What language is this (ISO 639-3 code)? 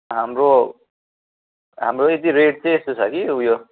nep